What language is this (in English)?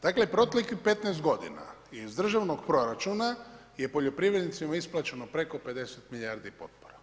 Croatian